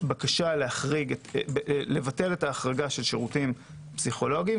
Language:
Hebrew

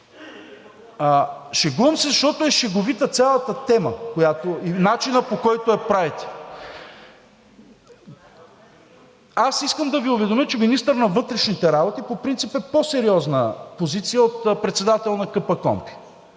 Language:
Bulgarian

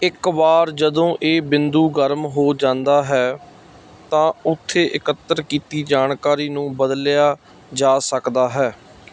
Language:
Punjabi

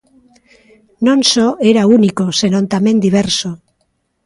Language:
Galician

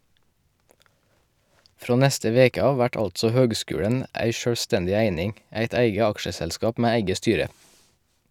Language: Norwegian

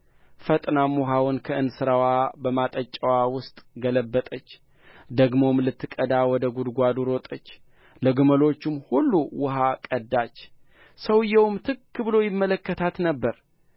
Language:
Amharic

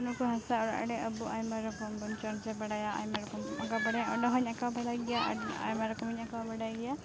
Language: Santali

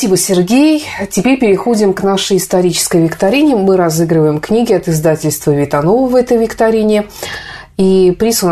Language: Russian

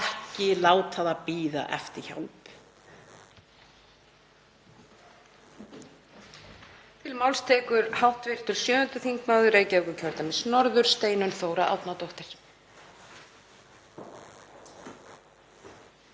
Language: Icelandic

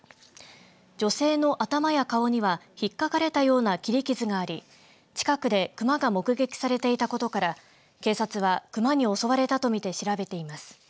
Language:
Japanese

